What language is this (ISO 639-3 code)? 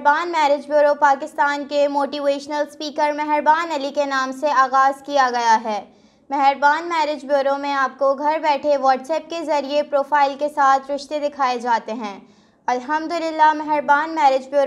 tur